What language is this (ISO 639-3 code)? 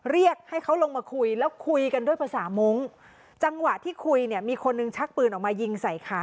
tha